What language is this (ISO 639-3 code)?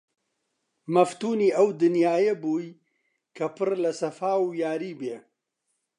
ckb